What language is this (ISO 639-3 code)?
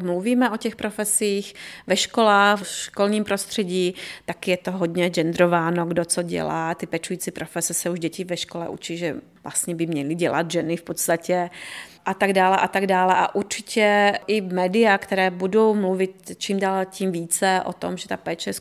ces